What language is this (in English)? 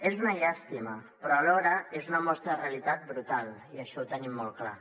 Catalan